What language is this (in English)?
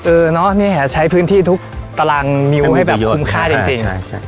Thai